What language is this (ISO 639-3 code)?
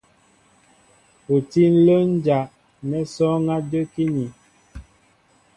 mbo